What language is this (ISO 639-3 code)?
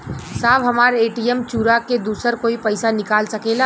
bho